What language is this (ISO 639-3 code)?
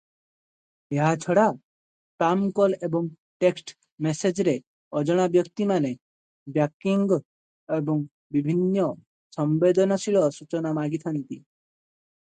ori